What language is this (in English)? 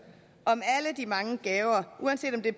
Danish